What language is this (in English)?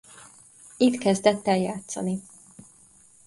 Hungarian